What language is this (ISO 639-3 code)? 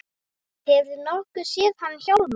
isl